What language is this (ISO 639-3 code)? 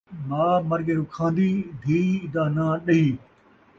skr